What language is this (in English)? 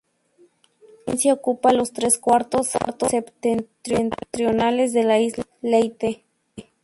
Spanish